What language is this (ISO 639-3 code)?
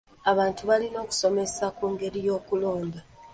lug